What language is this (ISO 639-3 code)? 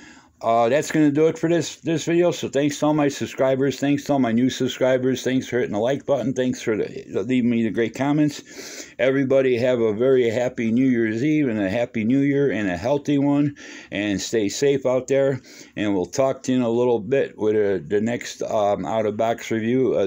eng